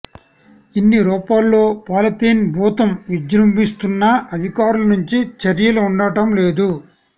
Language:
Telugu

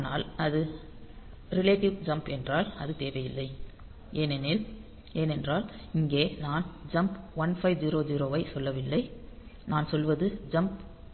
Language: Tamil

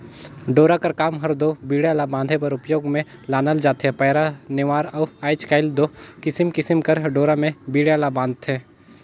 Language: Chhattisgarhi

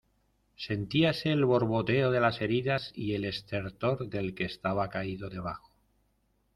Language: Spanish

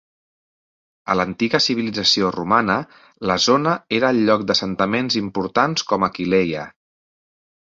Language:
Catalan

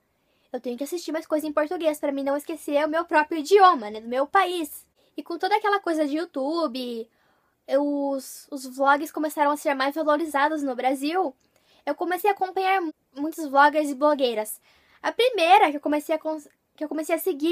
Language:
Portuguese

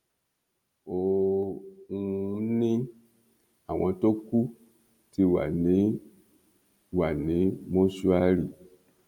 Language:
Yoruba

